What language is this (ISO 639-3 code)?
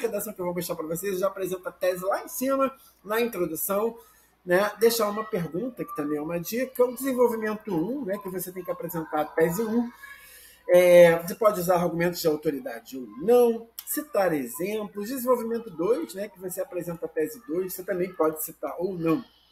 por